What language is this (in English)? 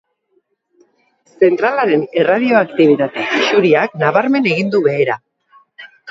Basque